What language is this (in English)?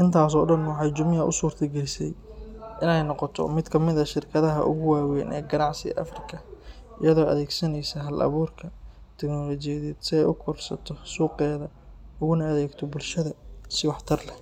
Somali